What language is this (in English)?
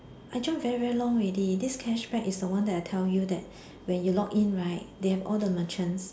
English